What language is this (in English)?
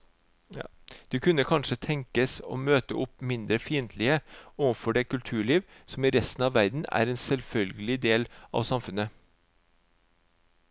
Norwegian